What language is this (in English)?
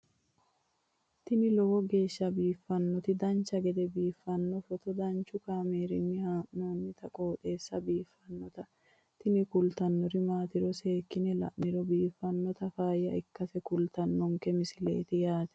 Sidamo